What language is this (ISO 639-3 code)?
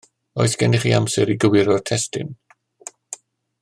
cym